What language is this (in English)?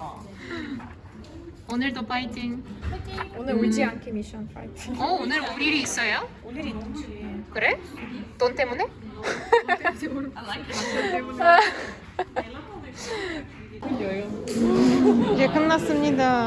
Korean